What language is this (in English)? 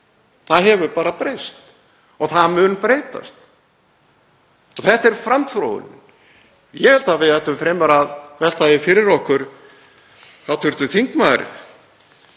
Icelandic